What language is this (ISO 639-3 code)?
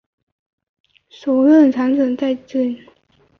zho